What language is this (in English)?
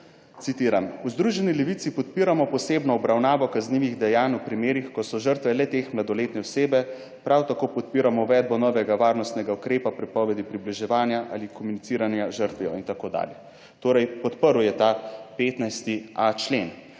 Slovenian